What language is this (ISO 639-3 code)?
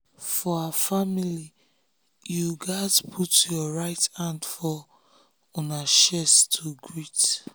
pcm